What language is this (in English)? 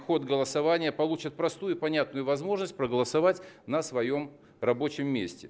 Russian